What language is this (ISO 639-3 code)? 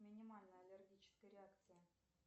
rus